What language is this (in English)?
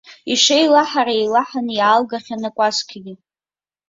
Abkhazian